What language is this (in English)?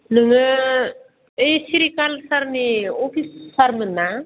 Bodo